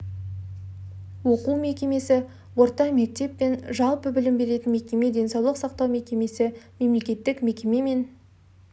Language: Kazakh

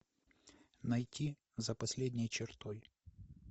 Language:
Russian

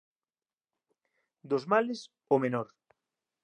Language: Galician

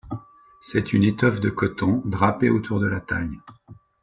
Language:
French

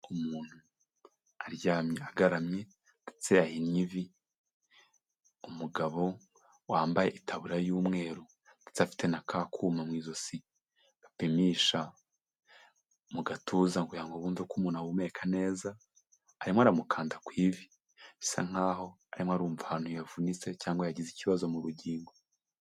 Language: Kinyarwanda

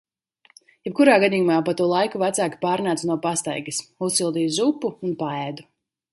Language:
Latvian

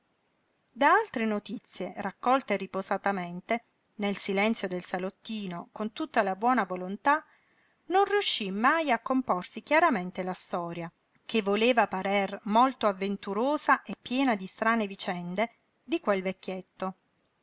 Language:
Italian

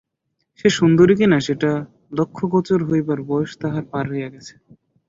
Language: Bangla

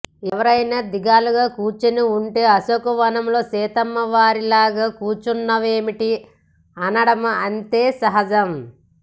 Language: Telugu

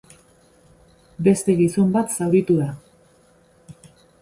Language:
Basque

